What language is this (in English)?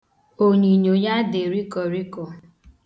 Igbo